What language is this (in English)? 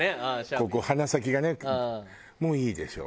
Japanese